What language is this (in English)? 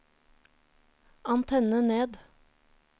Norwegian